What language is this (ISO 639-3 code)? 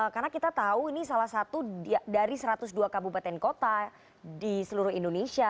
ind